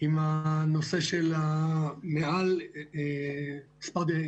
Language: Hebrew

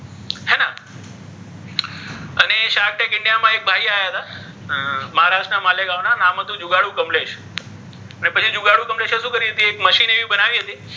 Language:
Gujarati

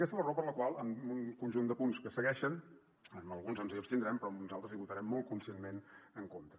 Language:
Catalan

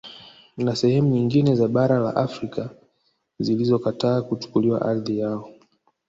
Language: Swahili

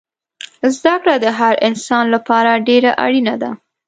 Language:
Pashto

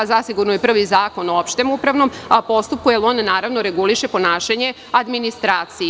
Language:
Serbian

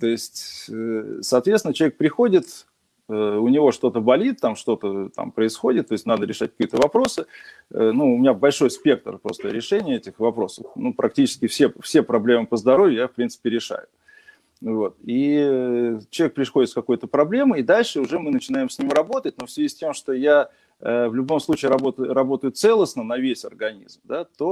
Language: Russian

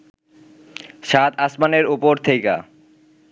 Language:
Bangla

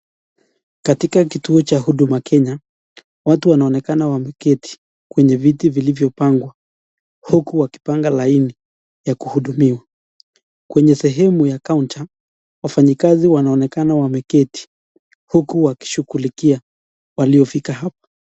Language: Swahili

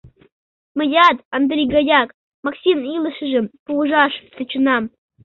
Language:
Mari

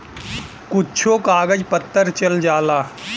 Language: Bhojpuri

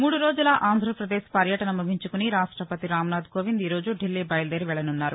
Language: Telugu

